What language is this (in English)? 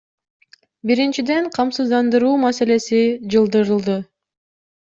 Kyrgyz